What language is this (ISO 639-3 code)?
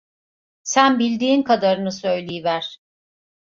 tur